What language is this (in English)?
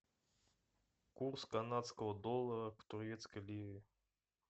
Russian